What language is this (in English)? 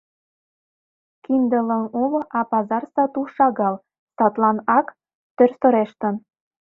Mari